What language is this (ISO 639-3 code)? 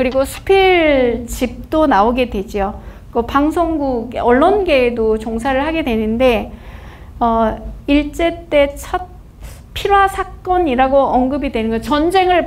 kor